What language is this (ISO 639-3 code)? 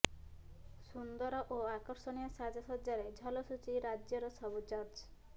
ori